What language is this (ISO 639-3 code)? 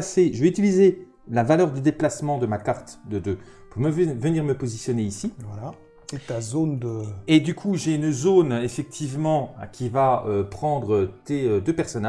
fra